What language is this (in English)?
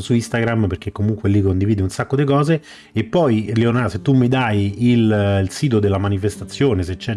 Italian